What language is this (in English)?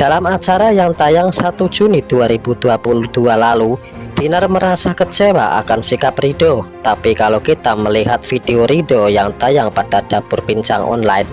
Indonesian